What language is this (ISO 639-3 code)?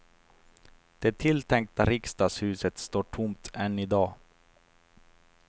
swe